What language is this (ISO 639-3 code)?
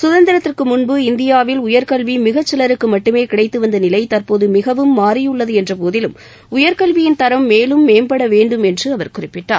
tam